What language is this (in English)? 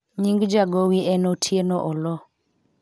Luo (Kenya and Tanzania)